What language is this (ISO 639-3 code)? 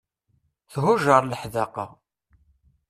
kab